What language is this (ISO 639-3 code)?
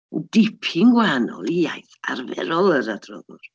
cym